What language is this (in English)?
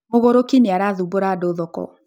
Kikuyu